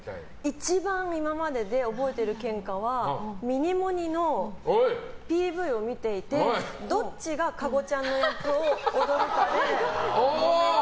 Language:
Japanese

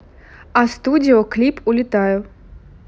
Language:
Russian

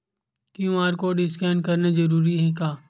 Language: Chhattisgarhi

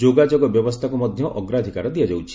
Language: Odia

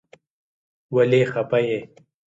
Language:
Pashto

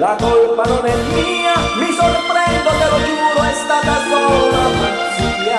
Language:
Italian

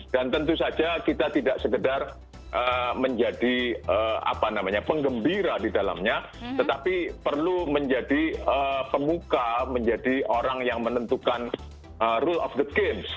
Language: Indonesian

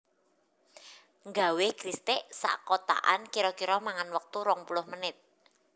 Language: Javanese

